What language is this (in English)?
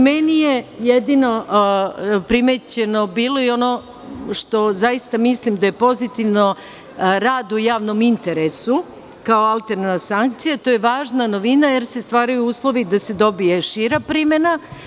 Serbian